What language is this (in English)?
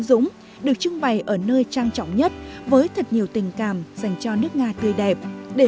Vietnamese